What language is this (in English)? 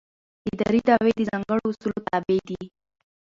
Pashto